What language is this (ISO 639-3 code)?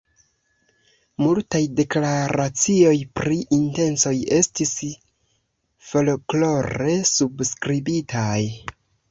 epo